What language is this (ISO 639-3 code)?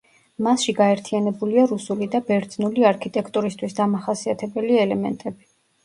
kat